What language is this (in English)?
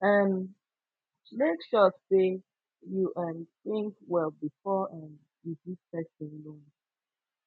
Nigerian Pidgin